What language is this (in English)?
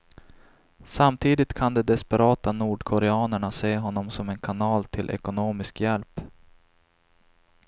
Swedish